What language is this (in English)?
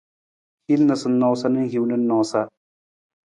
Nawdm